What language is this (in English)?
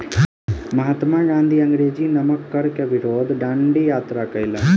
Maithili